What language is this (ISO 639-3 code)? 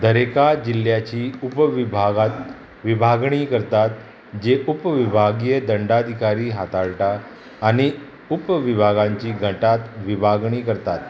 kok